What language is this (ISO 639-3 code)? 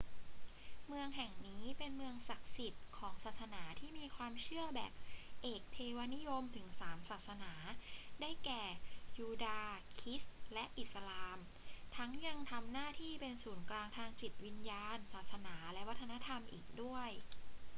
tha